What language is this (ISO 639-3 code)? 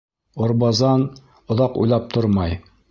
bak